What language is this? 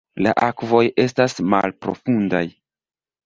Esperanto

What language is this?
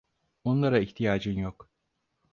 Turkish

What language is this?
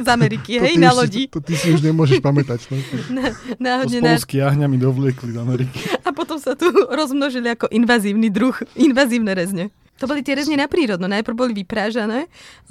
Slovak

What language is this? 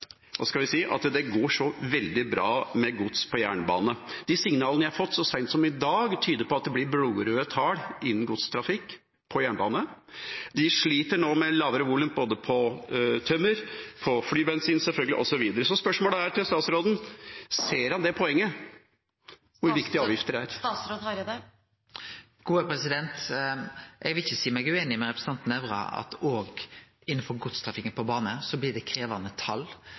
Norwegian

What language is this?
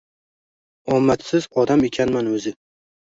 Uzbek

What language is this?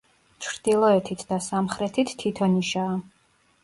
Georgian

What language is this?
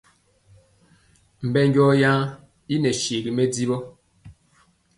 Mpiemo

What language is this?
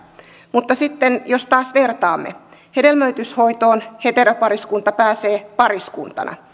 Finnish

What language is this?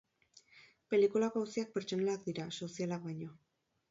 Basque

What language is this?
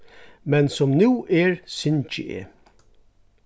Faroese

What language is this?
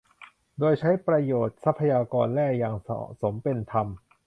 Thai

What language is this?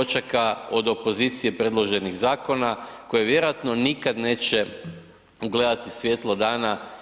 Croatian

